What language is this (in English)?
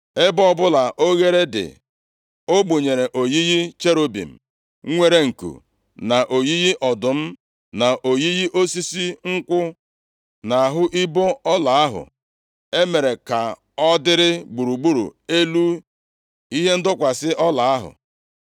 Igbo